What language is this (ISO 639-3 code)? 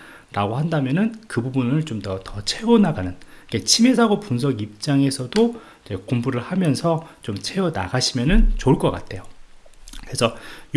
kor